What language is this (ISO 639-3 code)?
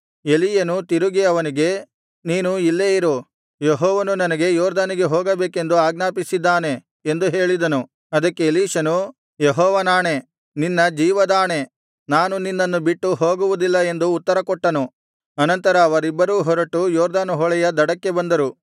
kan